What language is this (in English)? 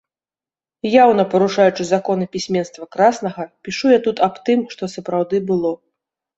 Belarusian